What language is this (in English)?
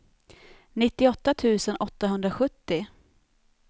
Swedish